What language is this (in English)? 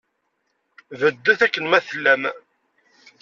Kabyle